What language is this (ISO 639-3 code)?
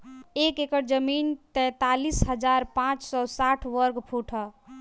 bho